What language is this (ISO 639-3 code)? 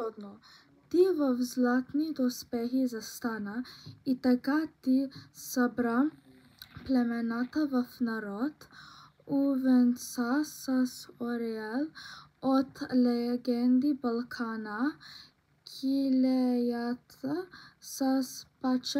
bul